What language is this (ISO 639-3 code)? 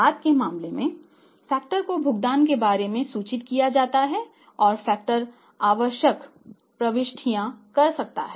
hin